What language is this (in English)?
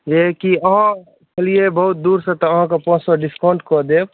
Maithili